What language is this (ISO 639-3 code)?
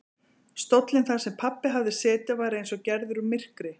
isl